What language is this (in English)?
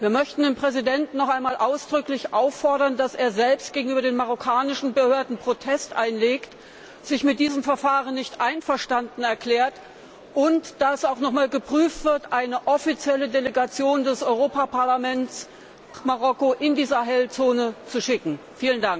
German